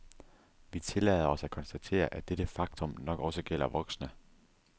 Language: Danish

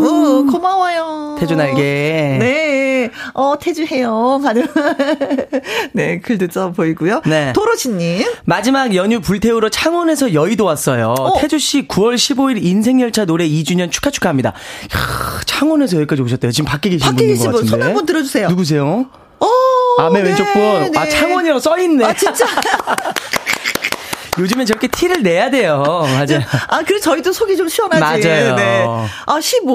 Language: Korean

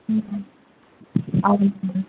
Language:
Tamil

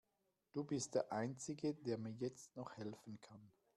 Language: German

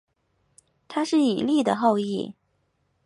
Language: Chinese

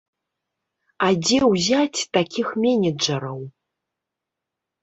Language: Belarusian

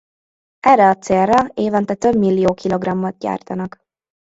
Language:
Hungarian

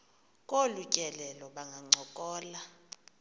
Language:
Xhosa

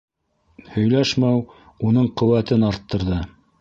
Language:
Bashkir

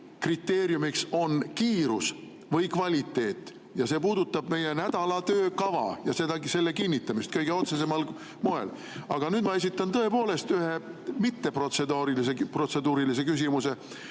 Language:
Estonian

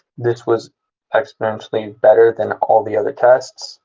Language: English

